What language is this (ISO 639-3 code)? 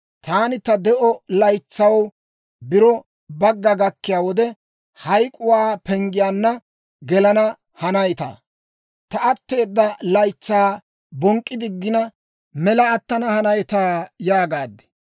dwr